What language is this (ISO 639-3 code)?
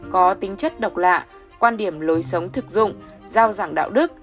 vie